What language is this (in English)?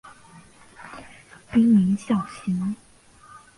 Chinese